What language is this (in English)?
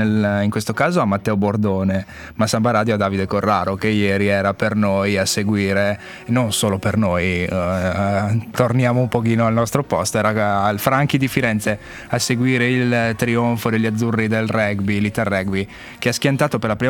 Italian